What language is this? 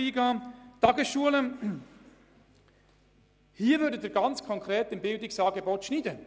Swiss German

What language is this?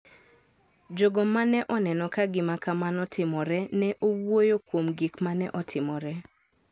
Luo (Kenya and Tanzania)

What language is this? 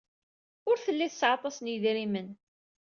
Kabyle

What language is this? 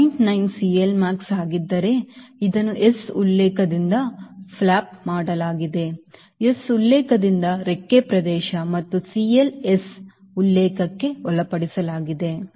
Kannada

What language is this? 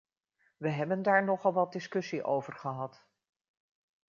Dutch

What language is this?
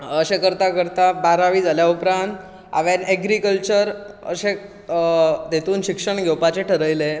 Konkani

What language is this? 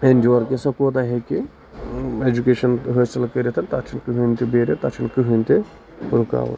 Kashmiri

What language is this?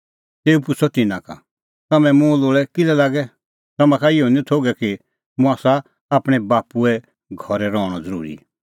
Kullu Pahari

